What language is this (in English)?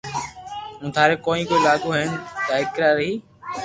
Loarki